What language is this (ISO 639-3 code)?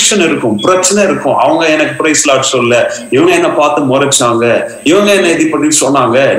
tam